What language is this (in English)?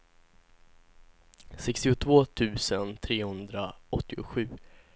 Swedish